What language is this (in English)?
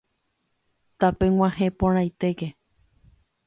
Guarani